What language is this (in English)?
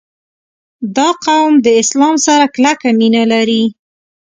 Pashto